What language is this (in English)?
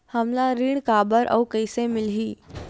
Chhattisgarhi